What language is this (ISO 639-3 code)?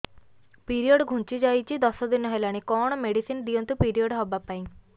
ori